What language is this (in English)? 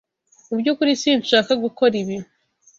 Kinyarwanda